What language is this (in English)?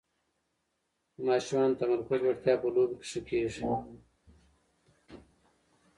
Pashto